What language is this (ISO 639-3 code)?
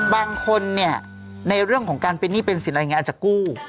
tha